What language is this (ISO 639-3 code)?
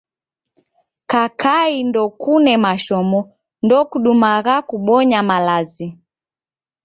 dav